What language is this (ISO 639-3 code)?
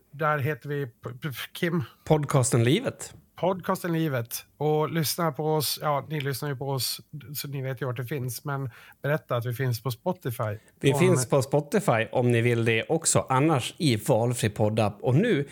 swe